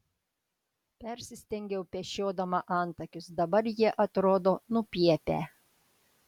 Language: Lithuanian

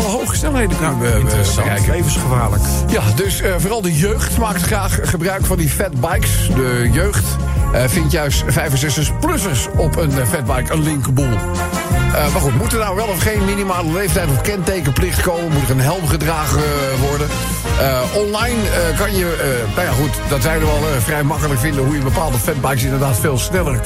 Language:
Dutch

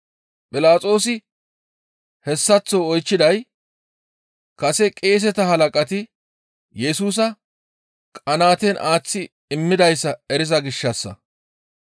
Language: Gamo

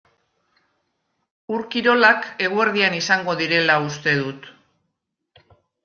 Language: Basque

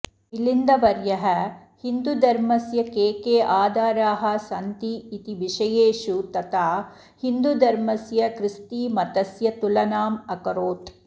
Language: Sanskrit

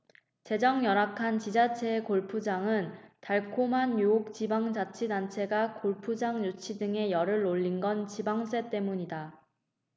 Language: Korean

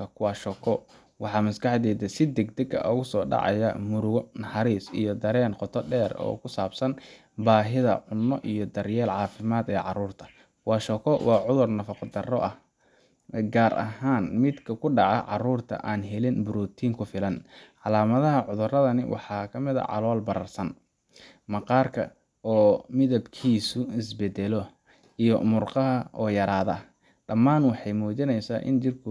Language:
Somali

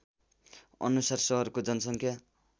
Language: Nepali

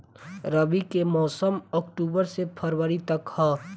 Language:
Bhojpuri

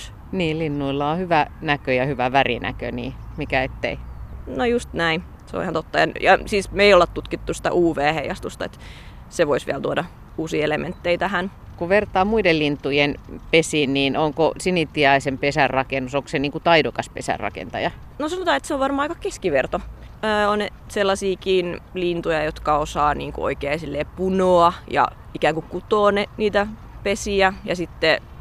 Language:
Finnish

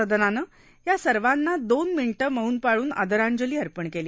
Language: Marathi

